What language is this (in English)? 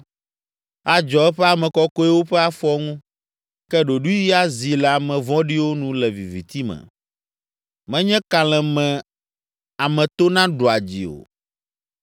Ewe